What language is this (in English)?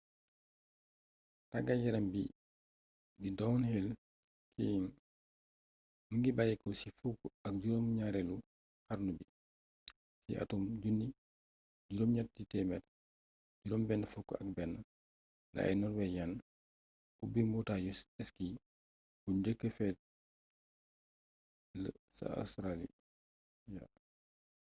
Wolof